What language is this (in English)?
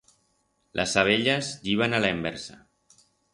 Aragonese